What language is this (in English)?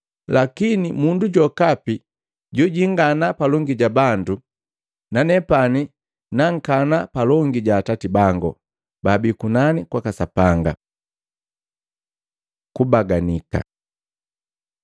Matengo